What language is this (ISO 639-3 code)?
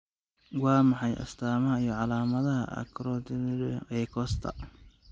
som